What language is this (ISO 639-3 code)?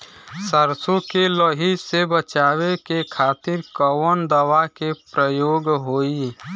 bho